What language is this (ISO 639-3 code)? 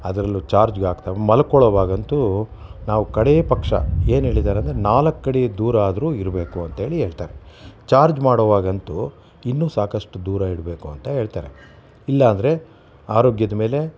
kan